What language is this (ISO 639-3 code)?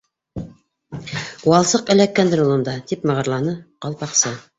bak